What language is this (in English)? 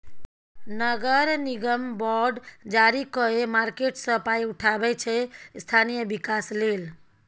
Maithili